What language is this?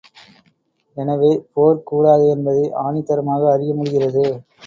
Tamil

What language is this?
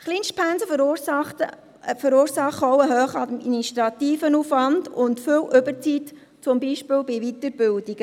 Swiss German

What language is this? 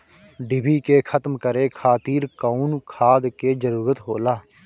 Bhojpuri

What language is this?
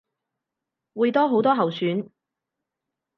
Cantonese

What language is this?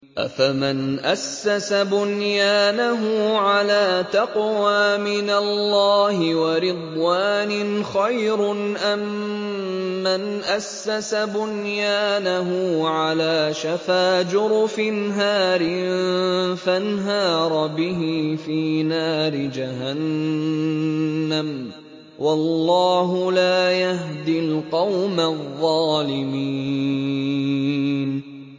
Arabic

